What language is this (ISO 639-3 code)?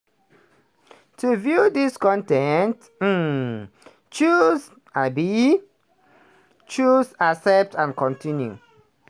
pcm